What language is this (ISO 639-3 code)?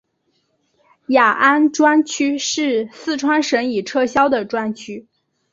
zho